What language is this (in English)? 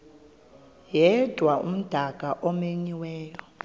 Xhosa